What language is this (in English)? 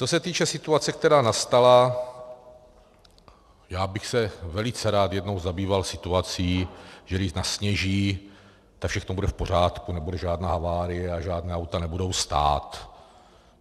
Czech